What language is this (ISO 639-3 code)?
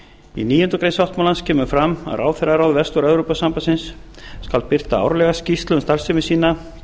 isl